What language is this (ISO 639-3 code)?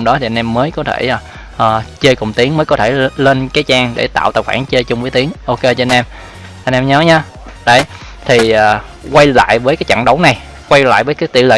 vie